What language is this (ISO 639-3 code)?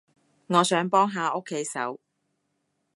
yue